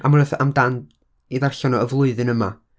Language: Welsh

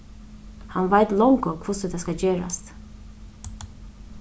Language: Faroese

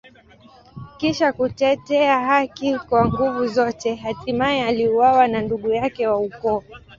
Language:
Swahili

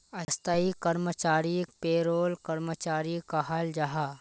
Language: Magahi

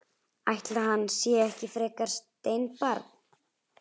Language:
Icelandic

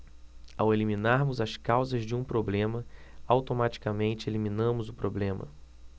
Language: Portuguese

